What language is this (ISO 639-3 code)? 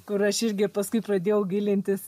lit